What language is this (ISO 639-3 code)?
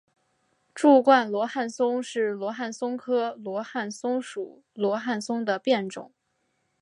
zho